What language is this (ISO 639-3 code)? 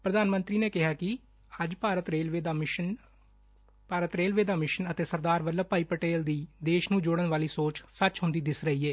pan